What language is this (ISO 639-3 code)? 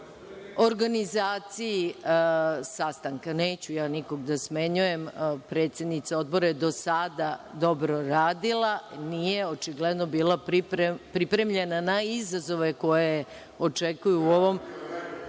srp